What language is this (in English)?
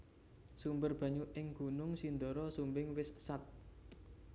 Javanese